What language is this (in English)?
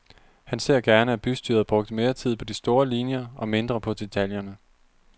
Danish